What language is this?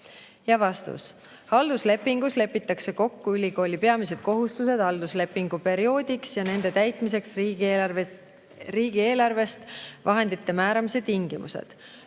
Estonian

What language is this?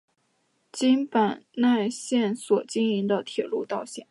Chinese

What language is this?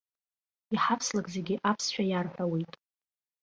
Abkhazian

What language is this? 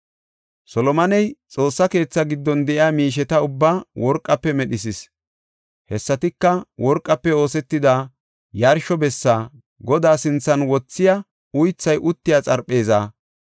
Gofa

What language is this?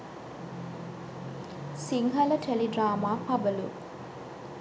Sinhala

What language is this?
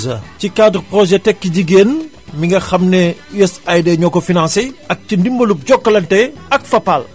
Wolof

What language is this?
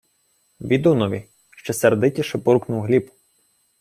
Ukrainian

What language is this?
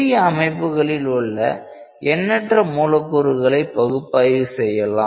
Tamil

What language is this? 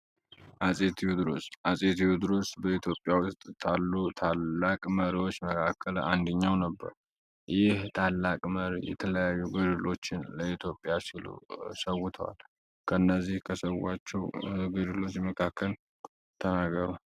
Amharic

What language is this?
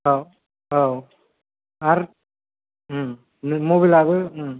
Bodo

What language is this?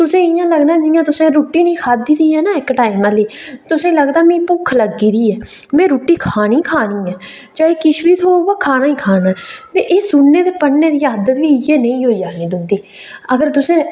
Dogri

